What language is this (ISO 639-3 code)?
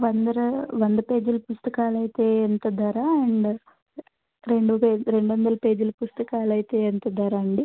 tel